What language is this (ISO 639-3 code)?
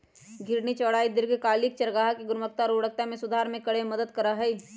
mag